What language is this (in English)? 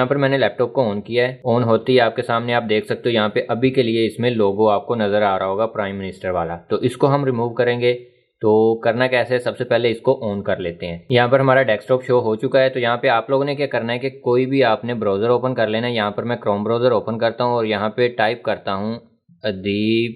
Hindi